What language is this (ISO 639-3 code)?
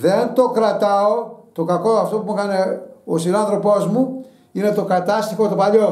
ell